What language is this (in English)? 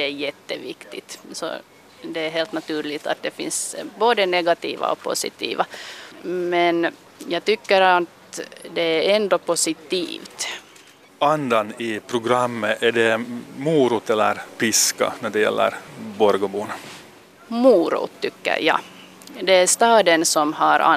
Swedish